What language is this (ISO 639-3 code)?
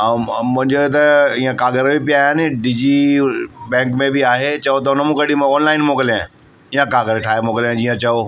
snd